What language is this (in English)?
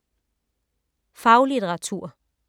Danish